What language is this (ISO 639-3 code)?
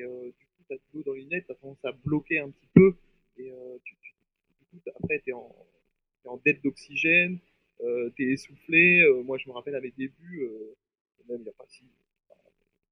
fra